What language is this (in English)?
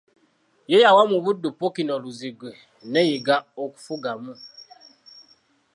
Ganda